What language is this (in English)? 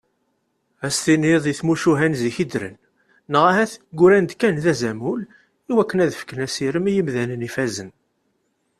Kabyle